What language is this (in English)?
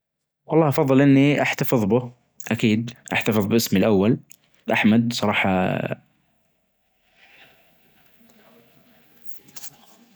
Najdi Arabic